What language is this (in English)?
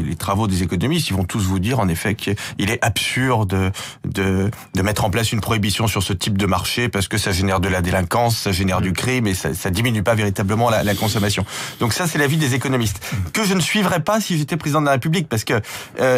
French